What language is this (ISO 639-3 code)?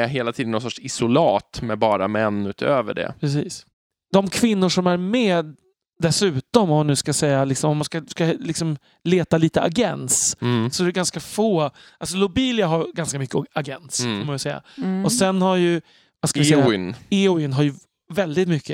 swe